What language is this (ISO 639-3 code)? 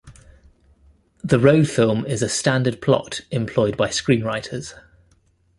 eng